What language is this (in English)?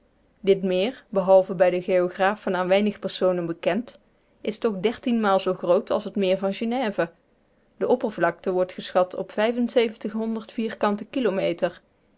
Dutch